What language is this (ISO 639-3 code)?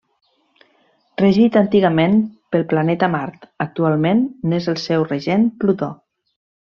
cat